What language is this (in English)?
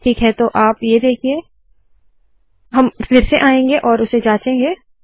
Hindi